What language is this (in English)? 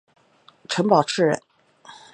Chinese